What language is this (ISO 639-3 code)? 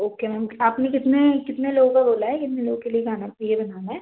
hin